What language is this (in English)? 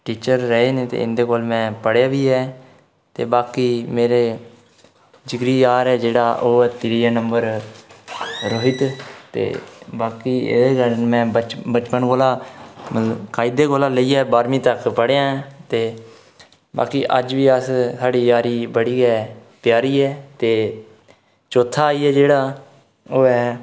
Dogri